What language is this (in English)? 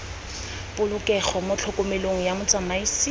Tswana